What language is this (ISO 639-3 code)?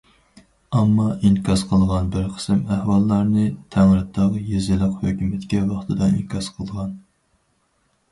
uig